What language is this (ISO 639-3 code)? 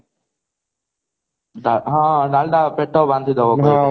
ori